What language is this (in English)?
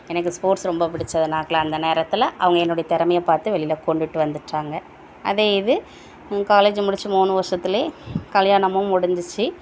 Tamil